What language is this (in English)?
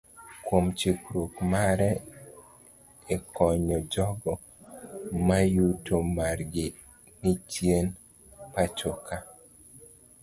Luo (Kenya and Tanzania)